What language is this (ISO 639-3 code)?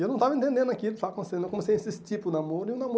por